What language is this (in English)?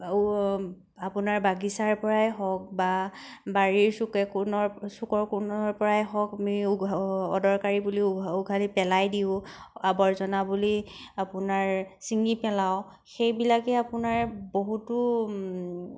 Assamese